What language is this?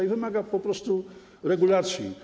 Polish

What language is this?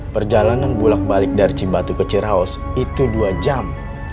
Indonesian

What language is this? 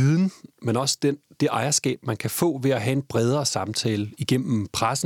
Danish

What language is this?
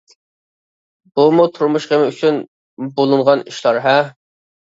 Uyghur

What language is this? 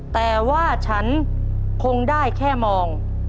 Thai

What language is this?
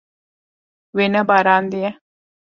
Kurdish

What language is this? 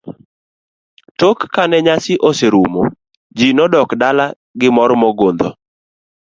Luo (Kenya and Tanzania)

